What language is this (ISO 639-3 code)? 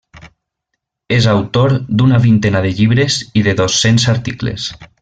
cat